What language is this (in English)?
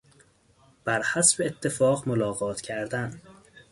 Persian